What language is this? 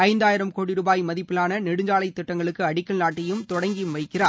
Tamil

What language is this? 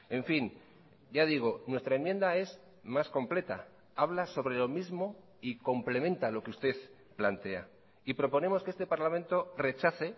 Spanish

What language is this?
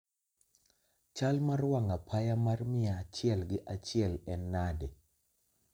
Luo (Kenya and Tanzania)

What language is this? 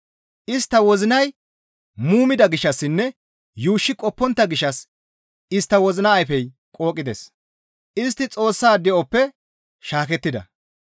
Gamo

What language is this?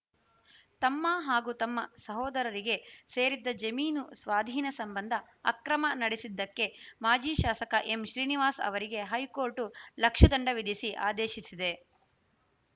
Kannada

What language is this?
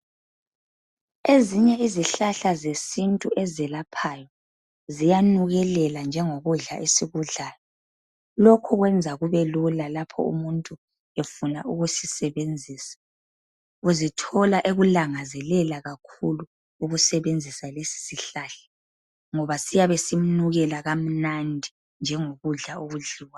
North Ndebele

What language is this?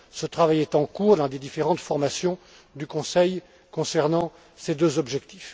French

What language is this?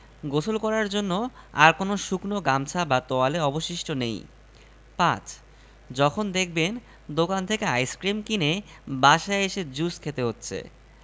Bangla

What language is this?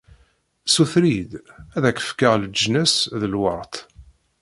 Kabyle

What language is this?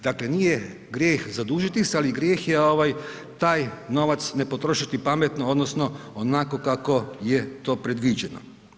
Croatian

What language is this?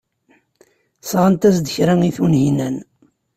Kabyle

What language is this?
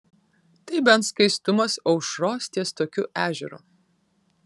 Lithuanian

